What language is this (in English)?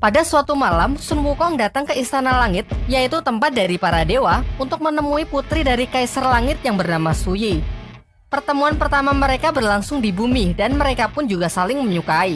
Indonesian